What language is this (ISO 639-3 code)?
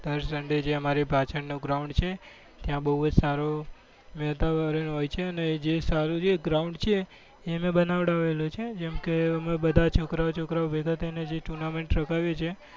guj